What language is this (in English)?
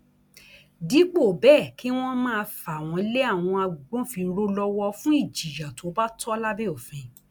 Yoruba